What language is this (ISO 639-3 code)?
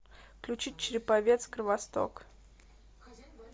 rus